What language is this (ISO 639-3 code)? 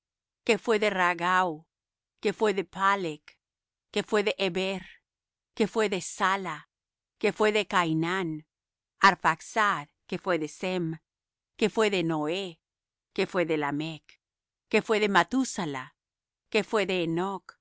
spa